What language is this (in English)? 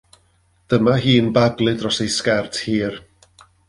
Welsh